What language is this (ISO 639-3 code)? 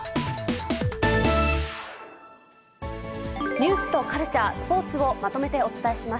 jpn